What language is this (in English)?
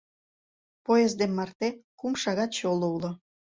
Mari